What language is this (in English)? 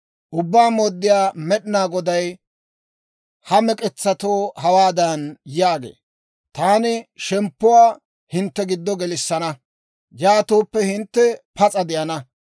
Dawro